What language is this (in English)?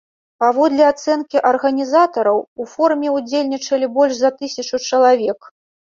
Belarusian